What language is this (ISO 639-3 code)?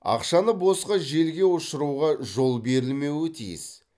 kaz